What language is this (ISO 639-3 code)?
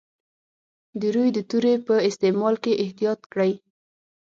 pus